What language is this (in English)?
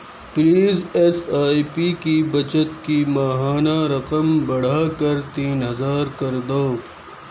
Urdu